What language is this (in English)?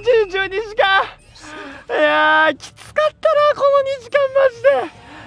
Japanese